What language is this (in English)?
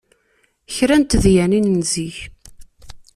Kabyle